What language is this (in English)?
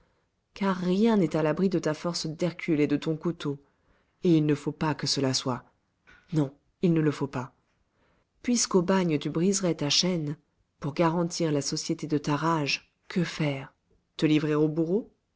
French